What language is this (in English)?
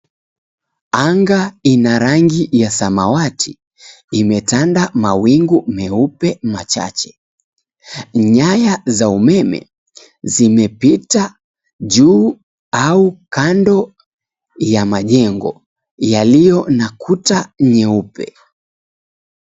Swahili